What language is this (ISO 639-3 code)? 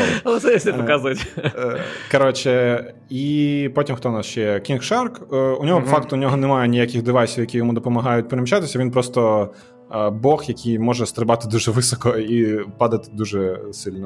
ukr